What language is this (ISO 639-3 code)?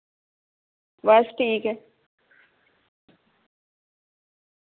doi